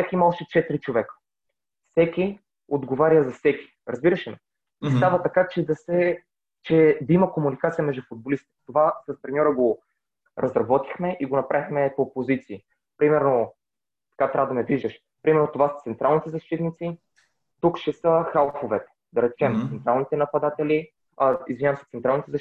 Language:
Bulgarian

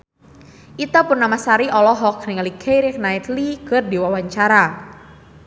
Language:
Sundanese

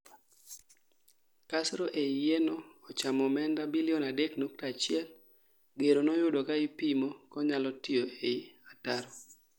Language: Luo (Kenya and Tanzania)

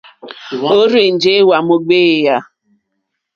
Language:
Mokpwe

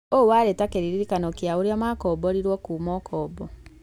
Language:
Kikuyu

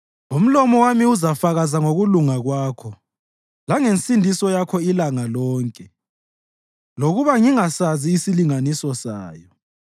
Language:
North Ndebele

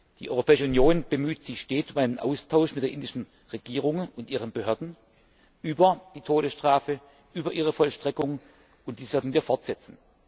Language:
German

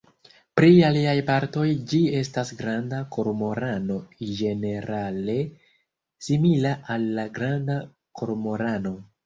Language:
Esperanto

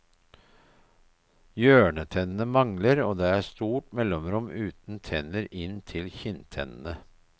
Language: Norwegian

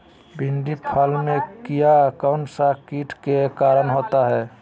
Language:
Magahi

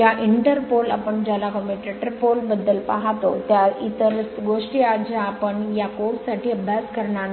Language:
Marathi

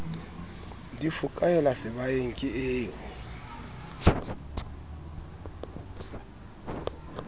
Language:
Southern Sotho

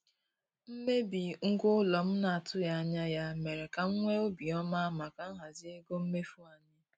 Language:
Igbo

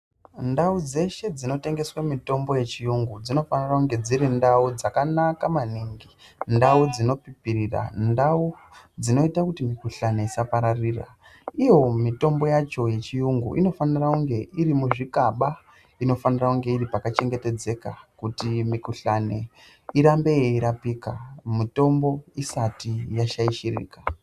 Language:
Ndau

